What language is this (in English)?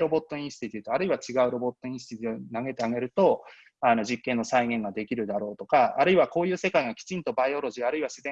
Japanese